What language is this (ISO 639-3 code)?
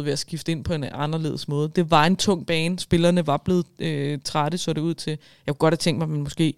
dan